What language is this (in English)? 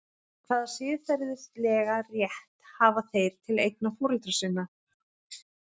Icelandic